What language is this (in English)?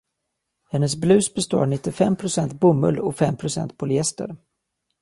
Swedish